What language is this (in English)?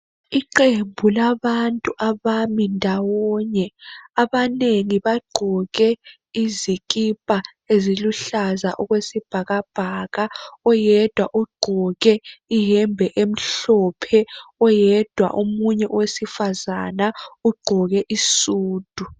North Ndebele